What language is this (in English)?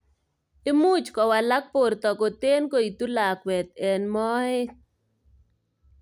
Kalenjin